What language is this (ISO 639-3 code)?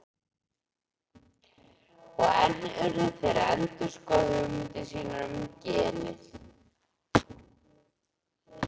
isl